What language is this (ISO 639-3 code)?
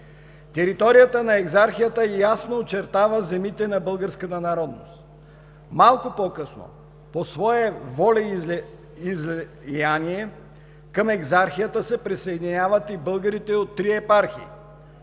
bul